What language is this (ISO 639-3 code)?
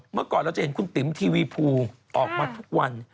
tha